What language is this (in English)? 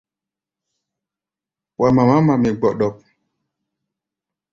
Gbaya